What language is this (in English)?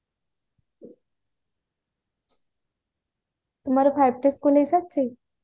Odia